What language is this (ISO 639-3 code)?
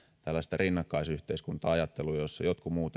fin